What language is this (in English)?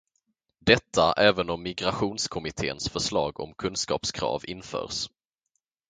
Swedish